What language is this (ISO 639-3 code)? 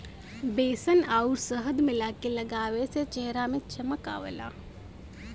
bho